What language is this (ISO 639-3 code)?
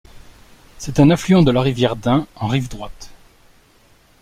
fra